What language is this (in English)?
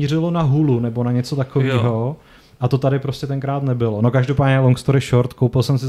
Czech